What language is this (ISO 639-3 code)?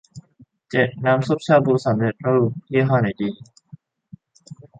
tha